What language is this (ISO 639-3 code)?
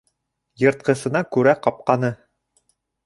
bak